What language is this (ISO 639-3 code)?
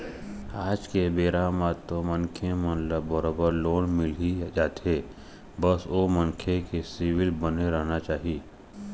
hne